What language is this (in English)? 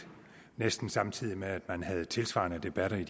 Danish